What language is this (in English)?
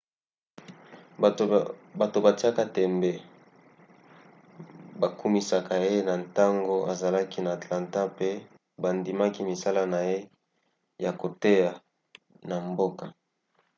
Lingala